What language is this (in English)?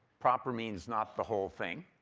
English